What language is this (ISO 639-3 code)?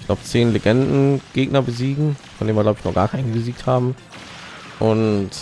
deu